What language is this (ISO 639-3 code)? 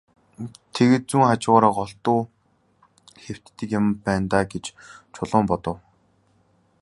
mon